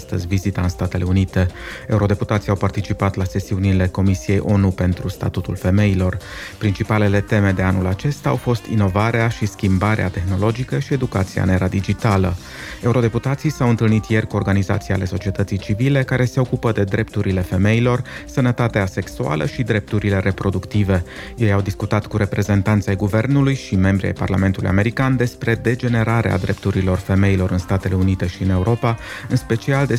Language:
Romanian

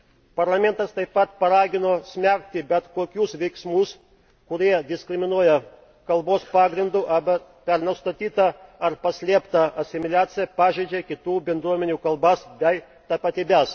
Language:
Lithuanian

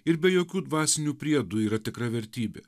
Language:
Lithuanian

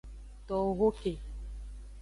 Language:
Aja (Benin)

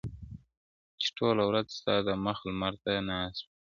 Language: Pashto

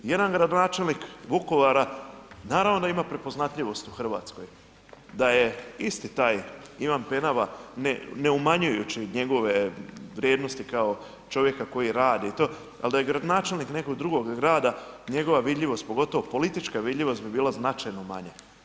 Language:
Croatian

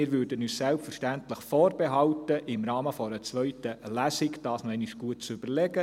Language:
Swiss German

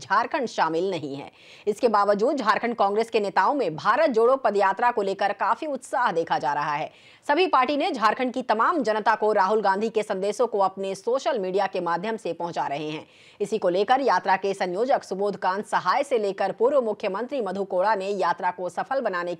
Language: Hindi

